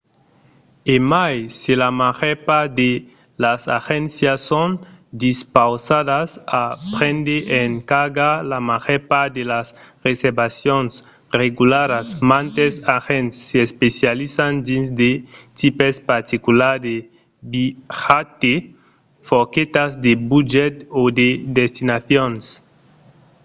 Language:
Occitan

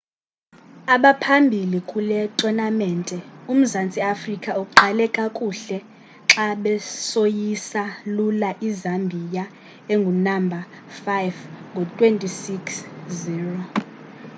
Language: Xhosa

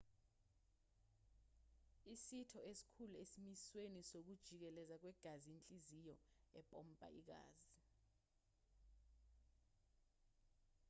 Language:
Zulu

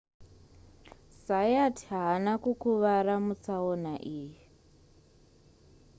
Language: Shona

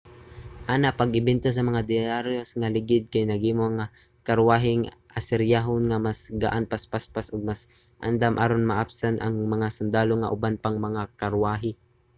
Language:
Cebuano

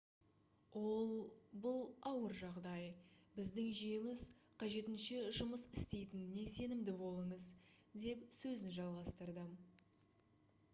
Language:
Kazakh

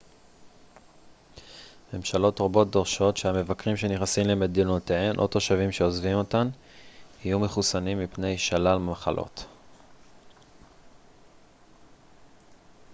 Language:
Hebrew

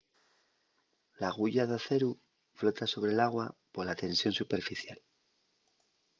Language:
Asturian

